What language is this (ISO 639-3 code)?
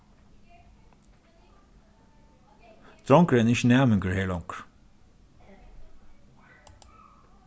fao